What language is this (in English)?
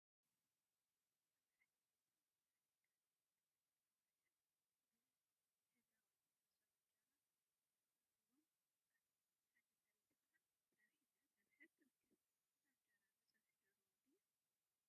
Tigrinya